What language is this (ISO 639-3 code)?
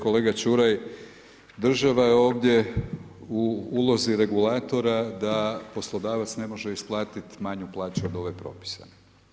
hrv